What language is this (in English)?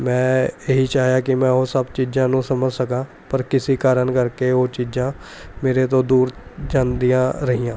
Punjabi